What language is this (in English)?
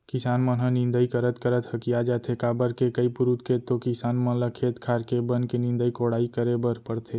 Chhattisgarhi